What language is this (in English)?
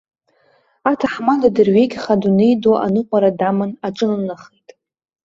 Abkhazian